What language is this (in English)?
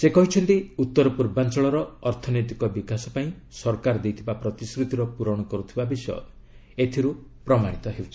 Odia